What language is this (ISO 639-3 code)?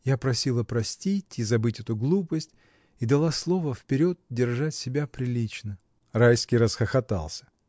rus